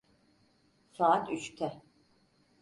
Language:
Turkish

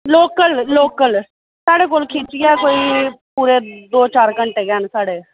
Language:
Dogri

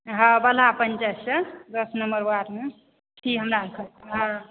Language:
Maithili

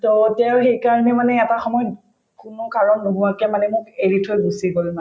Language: Assamese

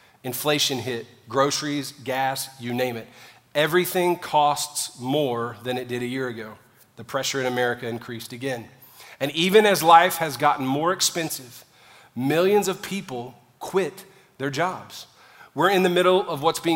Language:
English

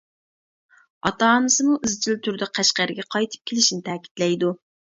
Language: Uyghur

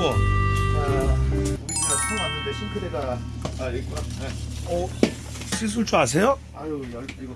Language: Korean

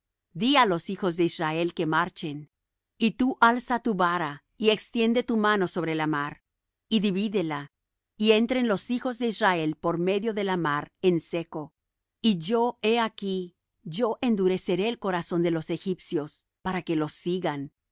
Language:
Spanish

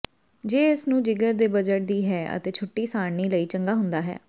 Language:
Punjabi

